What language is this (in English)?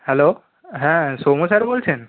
Bangla